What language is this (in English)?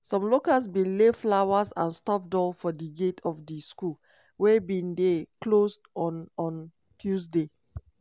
Nigerian Pidgin